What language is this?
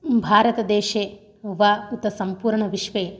Sanskrit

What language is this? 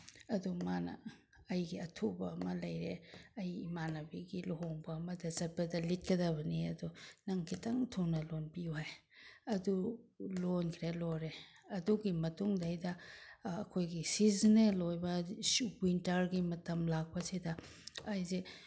Manipuri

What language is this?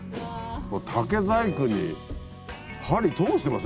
Japanese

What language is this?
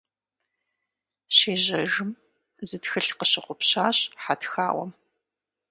Kabardian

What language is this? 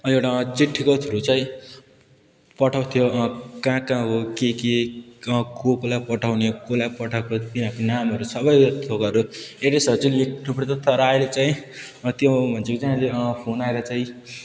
Nepali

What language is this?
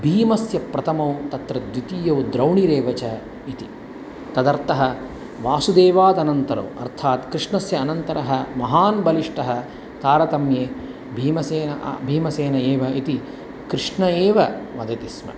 Sanskrit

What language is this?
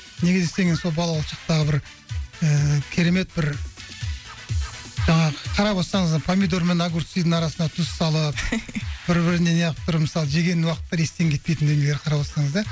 Kazakh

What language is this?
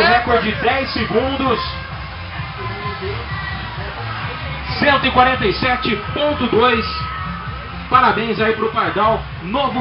Portuguese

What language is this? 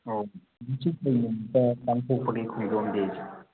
Manipuri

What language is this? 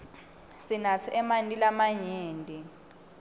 Swati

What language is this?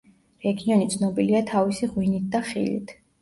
Georgian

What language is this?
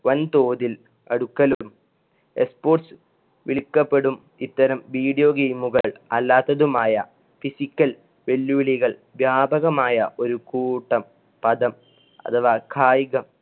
Malayalam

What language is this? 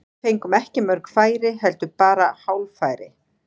Icelandic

